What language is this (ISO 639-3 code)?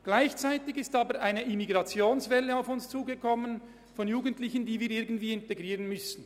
gsw